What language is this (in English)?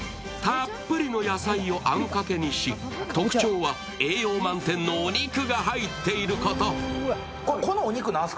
Japanese